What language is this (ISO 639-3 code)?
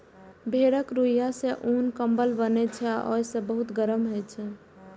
mai